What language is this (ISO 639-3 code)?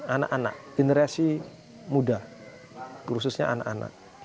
ind